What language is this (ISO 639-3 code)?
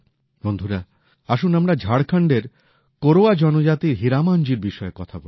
ben